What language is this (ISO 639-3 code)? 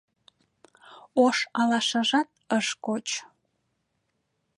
chm